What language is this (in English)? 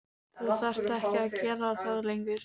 Icelandic